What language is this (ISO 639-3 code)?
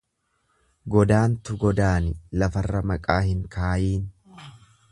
orm